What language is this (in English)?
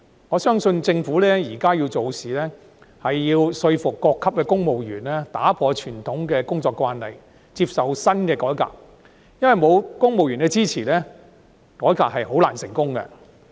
Cantonese